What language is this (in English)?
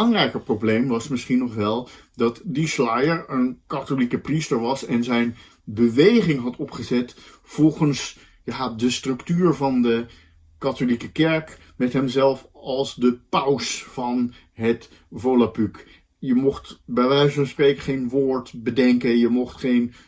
Dutch